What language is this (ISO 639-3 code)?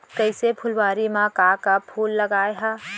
hne